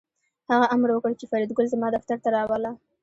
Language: Pashto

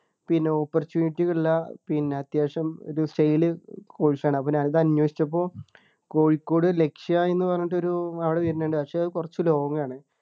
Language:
Malayalam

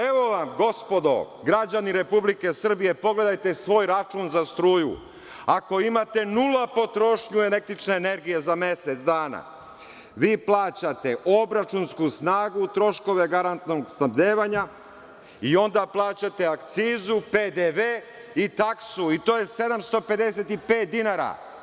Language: Serbian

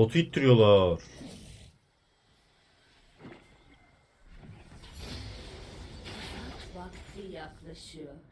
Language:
Turkish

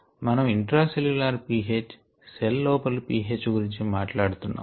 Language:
Telugu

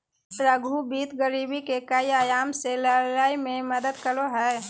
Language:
Magahi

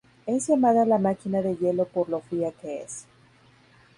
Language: Spanish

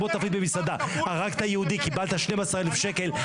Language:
Hebrew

